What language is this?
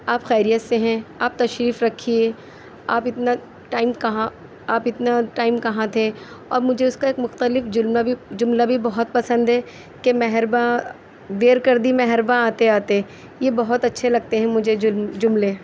Urdu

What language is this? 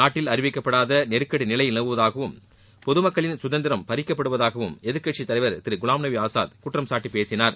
Tamil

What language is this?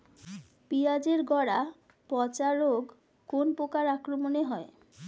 Bangla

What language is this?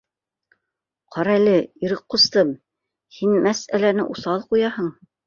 Bashkir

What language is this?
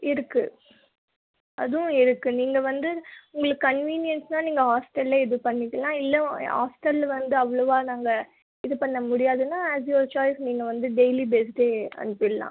Tamil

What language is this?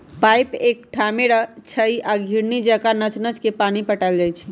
Magahi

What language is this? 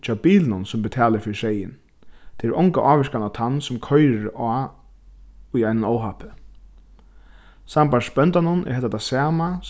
Faroese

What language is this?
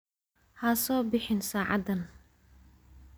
Somali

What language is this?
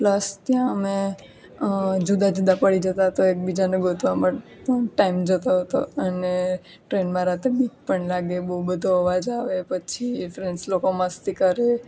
Gujarati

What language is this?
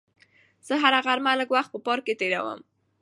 Pashto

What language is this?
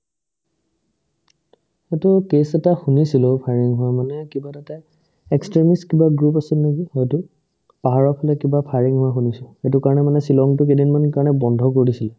Assamese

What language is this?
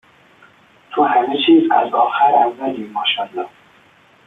Persian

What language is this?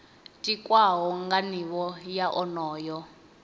Venda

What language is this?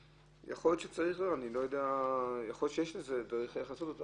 Hebrew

